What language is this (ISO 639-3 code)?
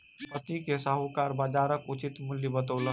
mai